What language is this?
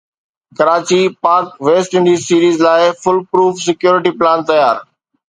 Sindhi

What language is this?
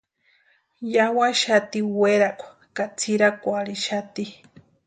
Western Highland Purepecha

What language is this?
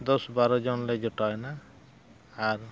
Santali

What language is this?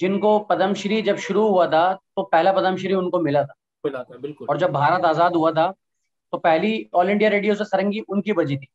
Hindi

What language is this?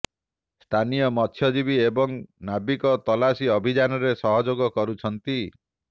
Odia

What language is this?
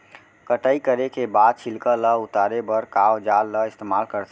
Chhattisgarhi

